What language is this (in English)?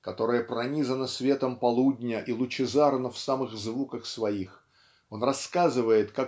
Russian